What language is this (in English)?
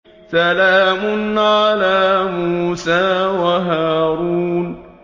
Arabic